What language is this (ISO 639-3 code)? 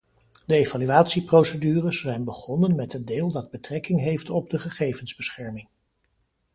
nld